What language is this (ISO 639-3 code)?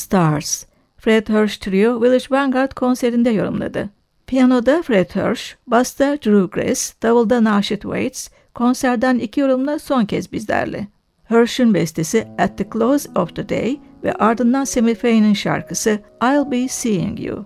tur